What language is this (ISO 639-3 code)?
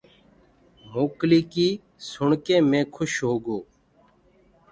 ggg